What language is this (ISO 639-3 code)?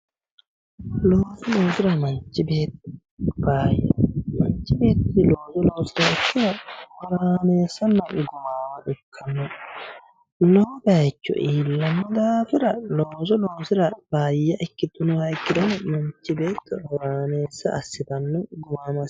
sid